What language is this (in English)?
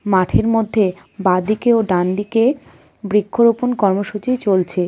Bangla